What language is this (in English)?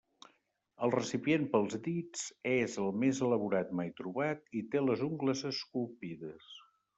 Catalan